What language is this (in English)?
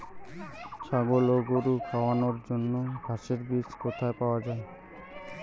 Bangla